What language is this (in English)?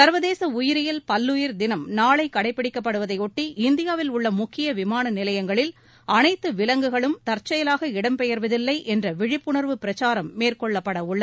Tamil